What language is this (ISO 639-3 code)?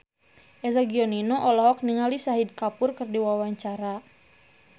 sun